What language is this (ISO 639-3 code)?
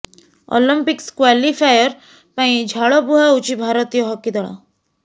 ori